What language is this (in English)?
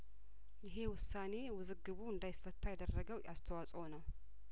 Amharic